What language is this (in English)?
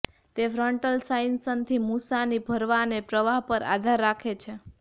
Gujarati